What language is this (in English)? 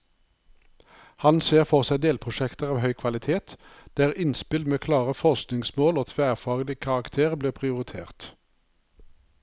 Norwegian